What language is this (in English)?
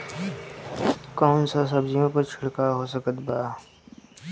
Bhojpuri